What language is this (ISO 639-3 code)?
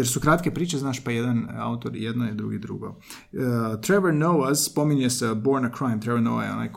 hrv